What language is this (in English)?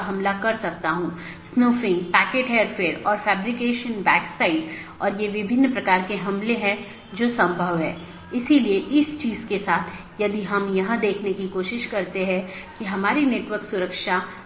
Hindi